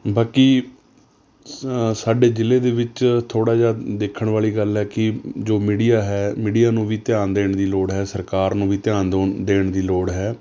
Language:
Punjabi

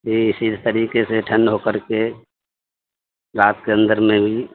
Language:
Urdu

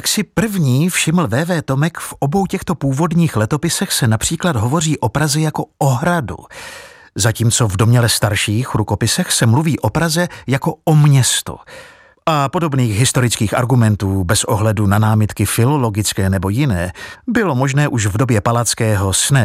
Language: Czech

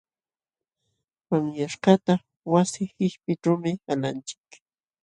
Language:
Jauja Wanca Quechua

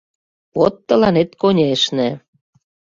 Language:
Mari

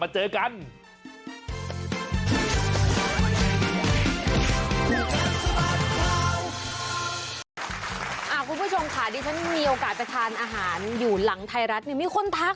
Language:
Thai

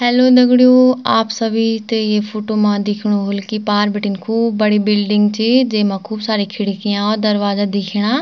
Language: Garhwali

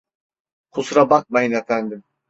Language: Turkish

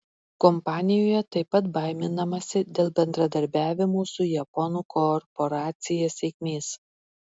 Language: Lithuanian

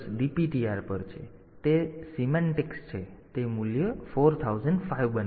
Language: Gujarati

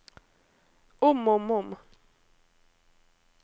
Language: Norwegian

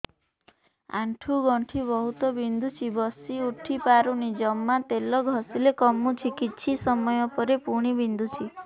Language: Odia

